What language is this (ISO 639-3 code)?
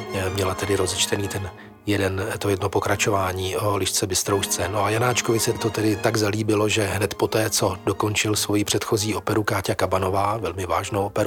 ces